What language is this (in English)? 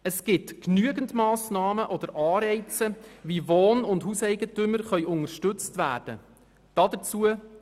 Swiss German